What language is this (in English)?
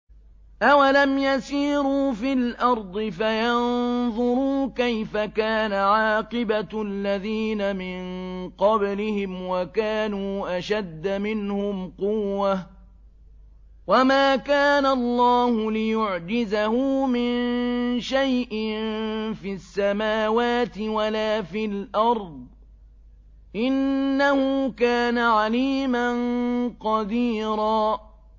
Arabic